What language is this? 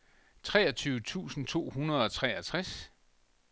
Danish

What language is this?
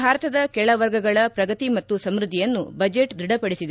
Kannada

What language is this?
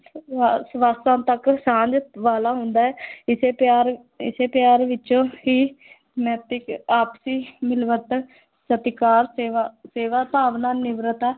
Punjabi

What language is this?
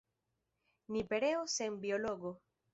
Esperanto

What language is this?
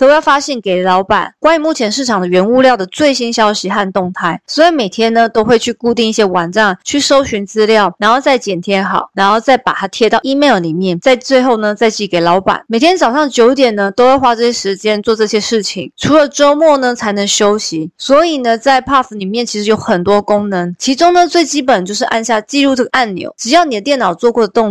Chinese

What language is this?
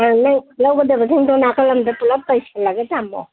Manipuri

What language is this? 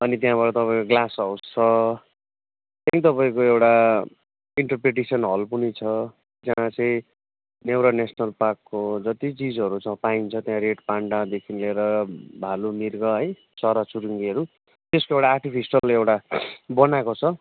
Nepali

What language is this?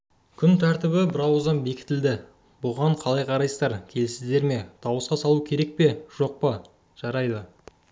Kazakh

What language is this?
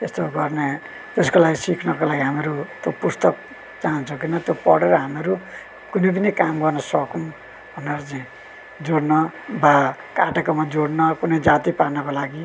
Nepali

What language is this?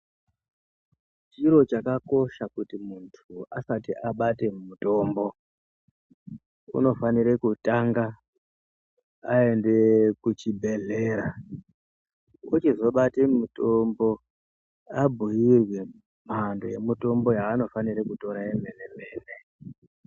Ndau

